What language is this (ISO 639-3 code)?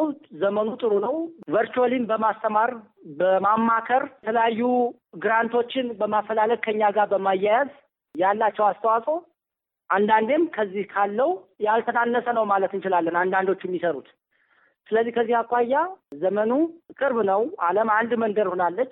amh